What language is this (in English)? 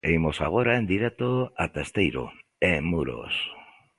Galician